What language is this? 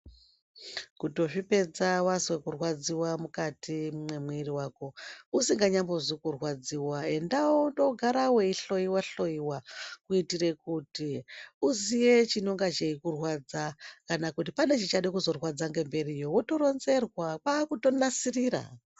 Ndau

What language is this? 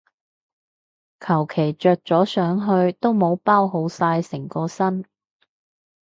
Cantonese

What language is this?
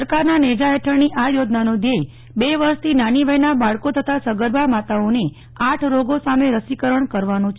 Gujarati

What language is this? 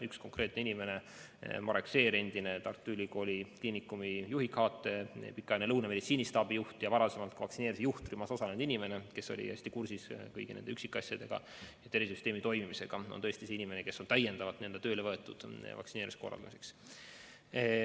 Estonian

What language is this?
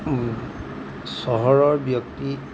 Assamese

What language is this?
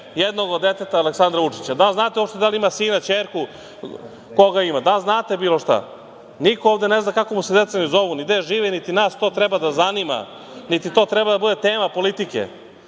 Serbian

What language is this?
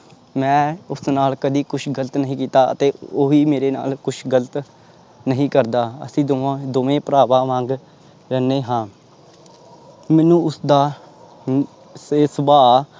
Punjabi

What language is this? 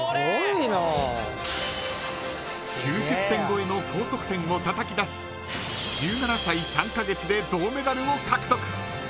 Japanese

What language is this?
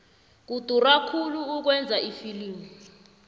South Ndebele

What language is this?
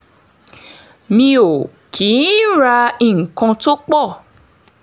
Yoruba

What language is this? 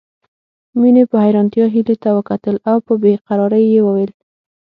Pashto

